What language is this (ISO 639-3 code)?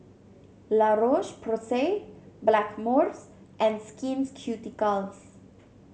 eng